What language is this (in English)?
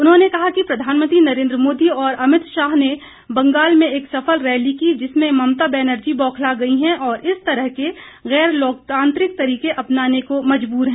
Hindi